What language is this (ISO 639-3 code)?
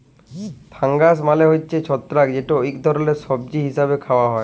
ben